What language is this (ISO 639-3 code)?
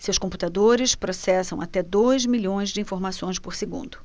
por